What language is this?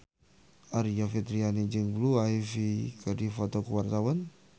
Sundanese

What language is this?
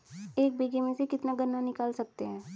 Hindi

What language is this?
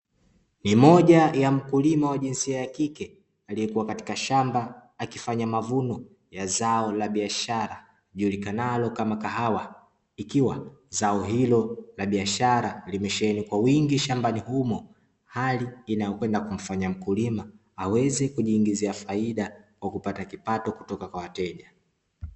Swahili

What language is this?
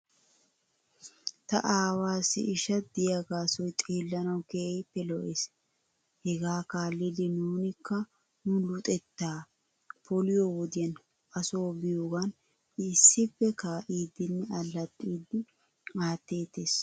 Wolaytta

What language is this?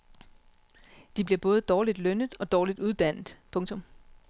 Danish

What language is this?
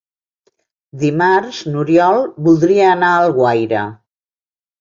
Catalan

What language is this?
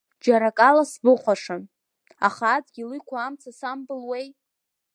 Abkhazian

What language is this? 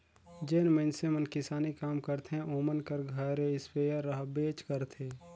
Chhattisgarhi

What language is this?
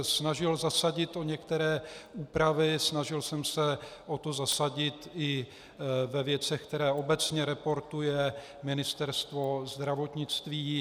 Czech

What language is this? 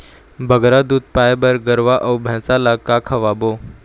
Chhattisgarhi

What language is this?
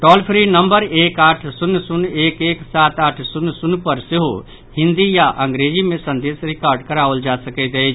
Maithili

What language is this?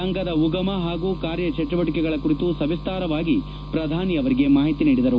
Kannada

